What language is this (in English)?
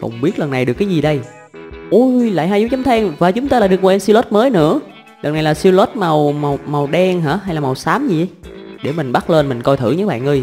Vietnamese